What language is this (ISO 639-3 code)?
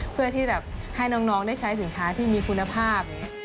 tha